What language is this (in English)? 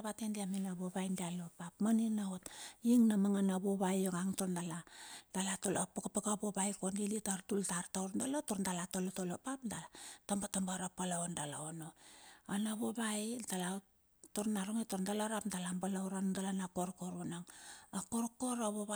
Bilur